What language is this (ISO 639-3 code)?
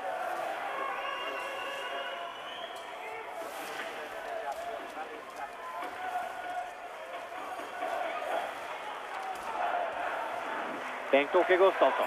swe